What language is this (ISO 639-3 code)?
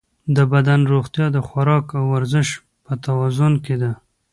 pus